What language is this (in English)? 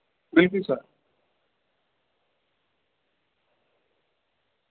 Dogri